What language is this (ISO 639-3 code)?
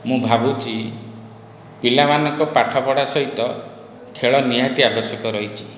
ori